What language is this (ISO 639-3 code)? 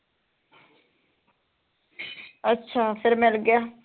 pan